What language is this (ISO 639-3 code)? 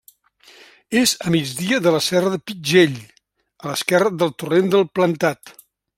cat